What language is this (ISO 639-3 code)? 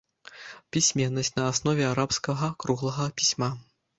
bel